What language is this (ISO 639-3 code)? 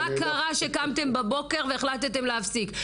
heb